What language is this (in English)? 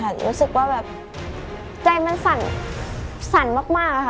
Thai